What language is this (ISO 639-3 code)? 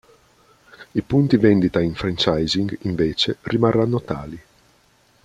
ita